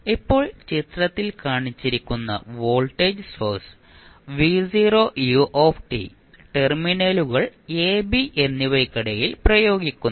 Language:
Malayalam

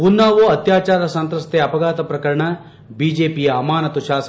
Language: Kannada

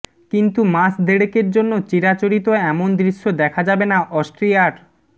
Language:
Bangla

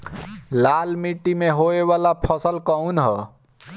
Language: Bhojpuri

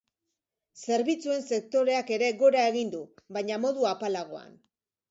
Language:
Basque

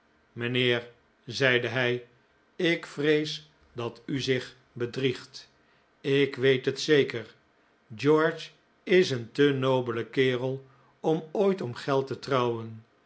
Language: Dutch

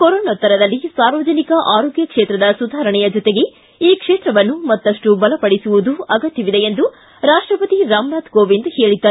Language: Kannada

